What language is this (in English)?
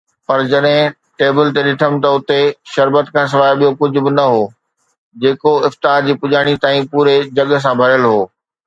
Sindhi